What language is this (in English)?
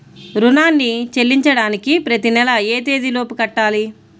Telugu